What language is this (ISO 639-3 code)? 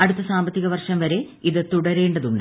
mal